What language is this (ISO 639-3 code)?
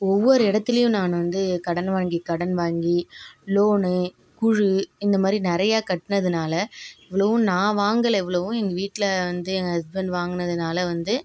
tam